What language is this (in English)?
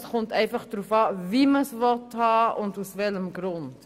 Swiss German